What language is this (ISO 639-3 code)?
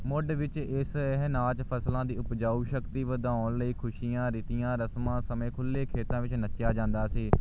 pan